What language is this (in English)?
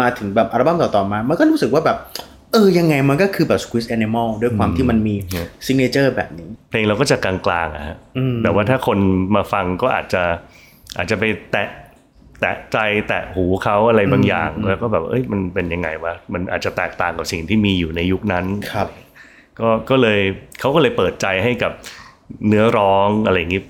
Thai